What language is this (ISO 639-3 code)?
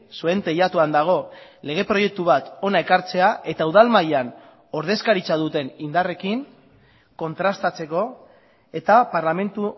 eus